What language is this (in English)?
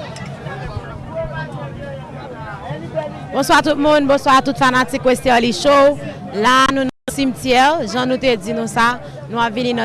French